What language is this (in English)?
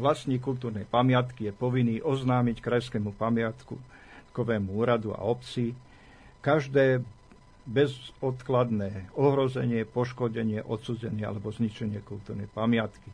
Slovak